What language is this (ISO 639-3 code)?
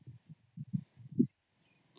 ori